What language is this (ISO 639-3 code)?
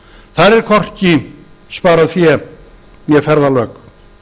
isl